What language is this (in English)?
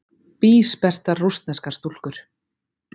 Icelandic